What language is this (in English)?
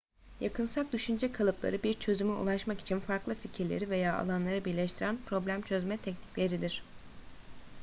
Turkish